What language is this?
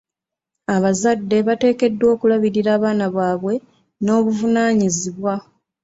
Ganda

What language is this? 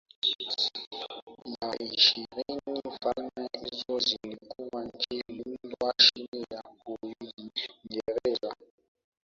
Swahili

